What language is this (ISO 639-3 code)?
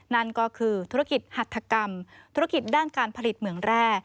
tha